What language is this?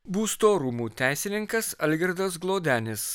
Lithuanian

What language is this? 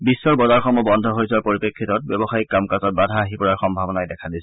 Assamese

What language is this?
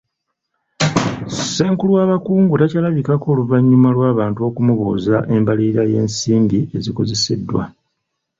Ganda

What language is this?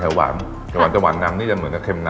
Thai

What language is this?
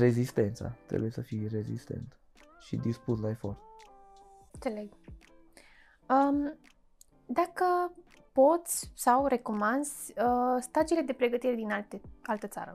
Romanian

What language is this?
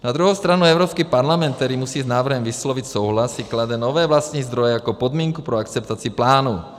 Czech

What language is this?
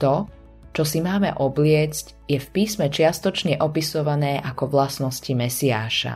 Slovak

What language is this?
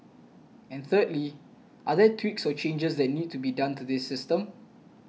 English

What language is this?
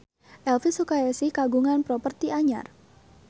Sundanese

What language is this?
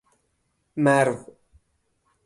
Persian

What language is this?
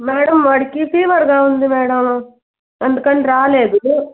Telugu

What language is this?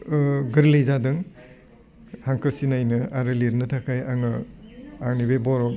Bodo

